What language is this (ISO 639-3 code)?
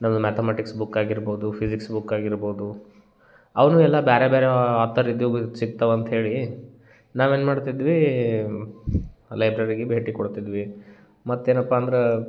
kan